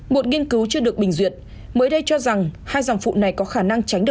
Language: Vietnamese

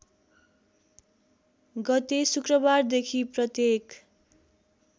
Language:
Nepali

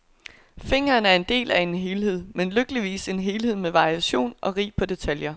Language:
Danish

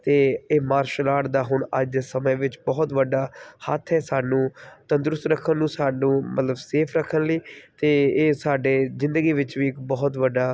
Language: Punjabi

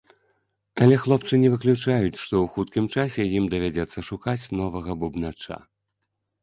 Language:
Belarusian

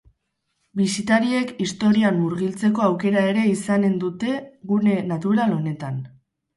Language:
Basque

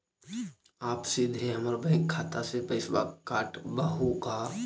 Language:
Magahi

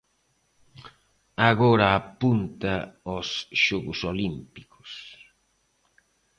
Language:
Galician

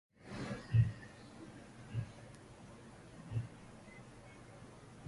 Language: Uzbek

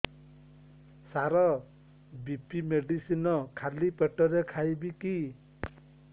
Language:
Odia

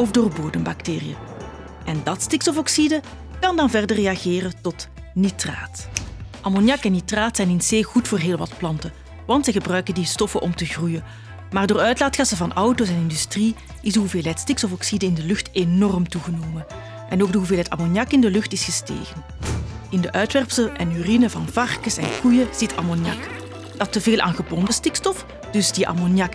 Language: Dutch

